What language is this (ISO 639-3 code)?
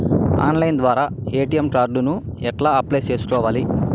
tel